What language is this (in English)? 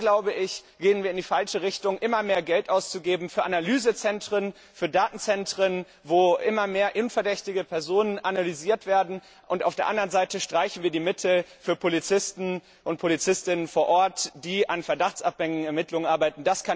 German